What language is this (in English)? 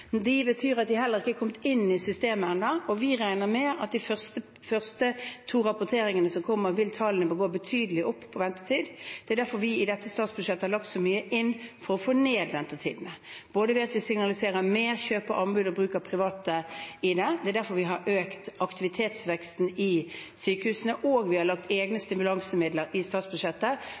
Norwegian Bokmål